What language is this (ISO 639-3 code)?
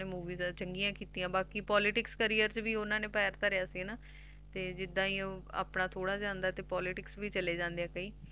pan